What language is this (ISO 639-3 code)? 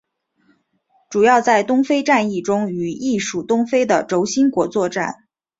zho